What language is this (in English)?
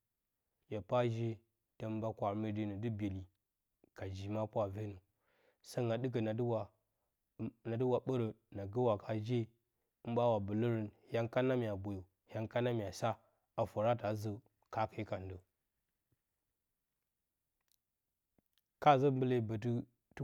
Bacama